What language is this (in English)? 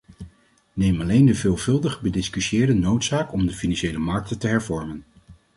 Dutch